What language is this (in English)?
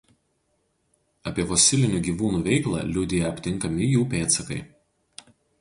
Lithuanian